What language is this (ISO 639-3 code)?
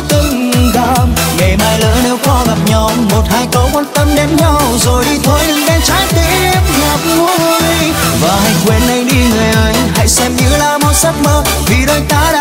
vie